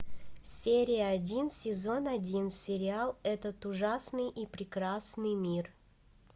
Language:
Russian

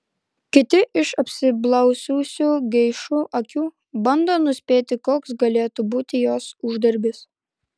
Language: Lithuanian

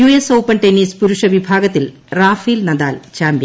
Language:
Malayalam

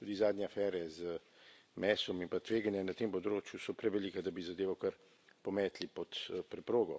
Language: Slovenian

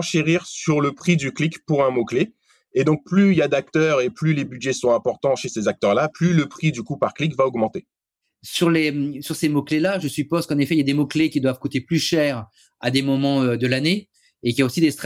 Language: French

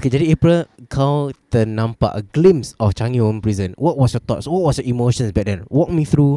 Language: Malay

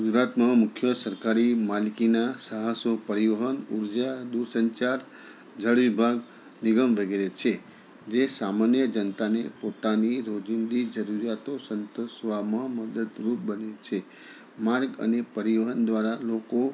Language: Gujarati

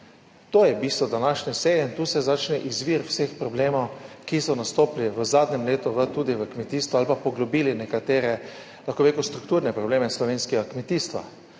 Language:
Slovenian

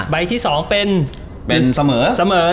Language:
Thai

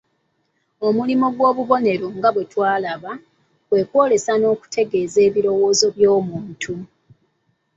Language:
Ganda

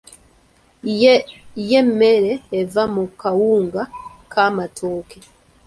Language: Ganda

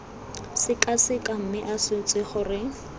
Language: Tswana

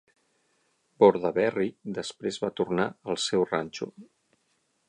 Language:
Catalan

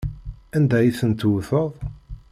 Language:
Kabyle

